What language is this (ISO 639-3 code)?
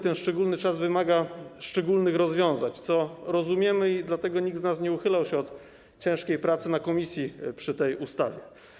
pol